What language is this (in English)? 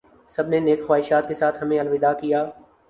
Urdu